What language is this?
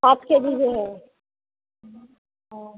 Hindi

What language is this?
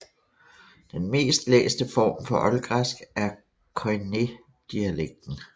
Danish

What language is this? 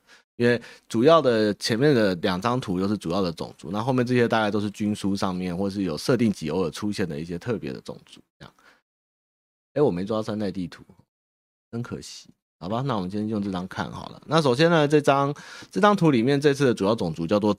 Chinese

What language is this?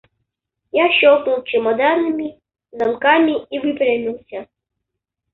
Russian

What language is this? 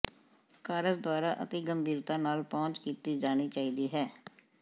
Punjabi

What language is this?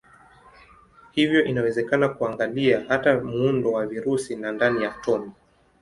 Swahili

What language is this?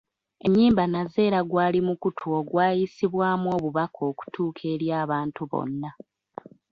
Ganda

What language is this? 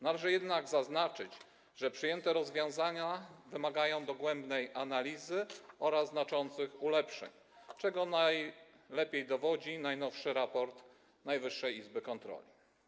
Polish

